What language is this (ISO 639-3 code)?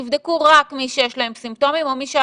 heb